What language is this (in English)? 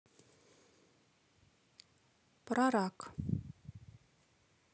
Russian